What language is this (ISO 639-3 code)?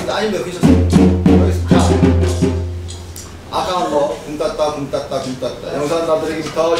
kor